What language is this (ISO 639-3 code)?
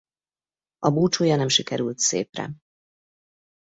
hun